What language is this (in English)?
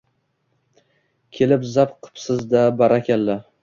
Uzbek